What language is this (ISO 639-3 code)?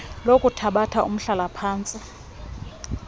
xho